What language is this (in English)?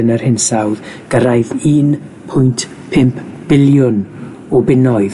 Welsh